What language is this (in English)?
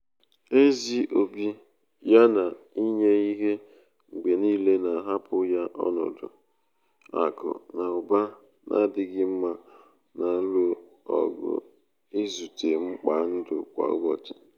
Igbo